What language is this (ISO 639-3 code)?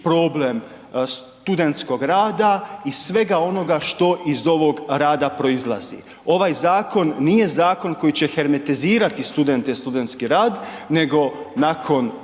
hrv